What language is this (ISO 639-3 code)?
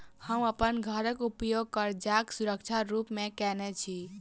mai